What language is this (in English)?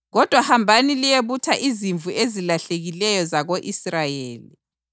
North Ndebele